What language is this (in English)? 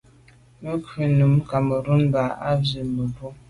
Medumba